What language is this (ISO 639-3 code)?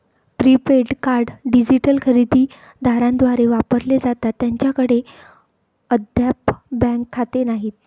mar